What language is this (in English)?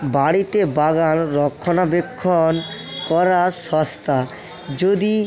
Bangla